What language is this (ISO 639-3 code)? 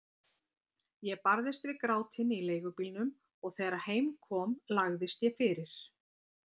isl